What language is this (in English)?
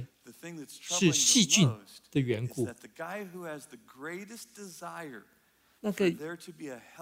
Chinese